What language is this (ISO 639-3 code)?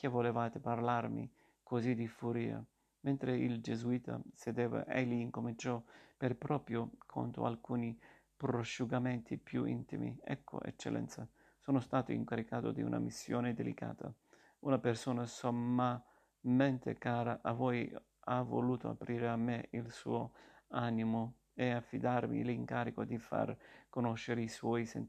ita